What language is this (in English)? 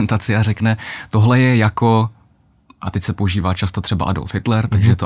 Czech